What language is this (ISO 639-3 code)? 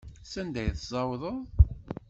kab